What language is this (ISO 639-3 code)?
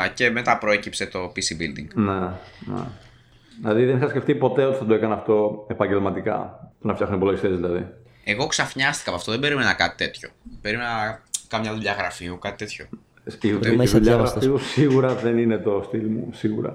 ell